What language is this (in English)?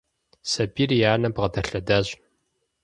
Kabardian